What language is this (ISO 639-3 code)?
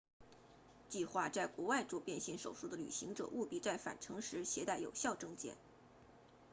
zho